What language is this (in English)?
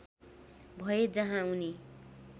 Nepali